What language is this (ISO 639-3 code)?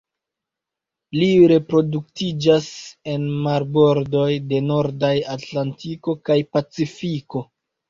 epo